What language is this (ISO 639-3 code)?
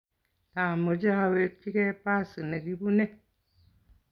kln